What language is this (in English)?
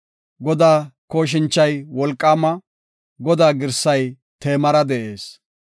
Gofa